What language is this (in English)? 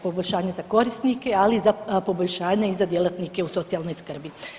Croatian